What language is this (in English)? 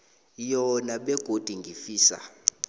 South Ndebele